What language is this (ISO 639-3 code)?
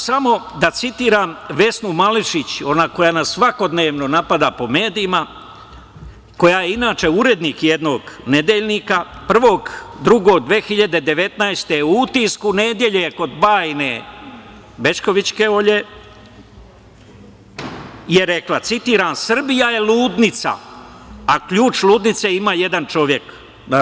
srp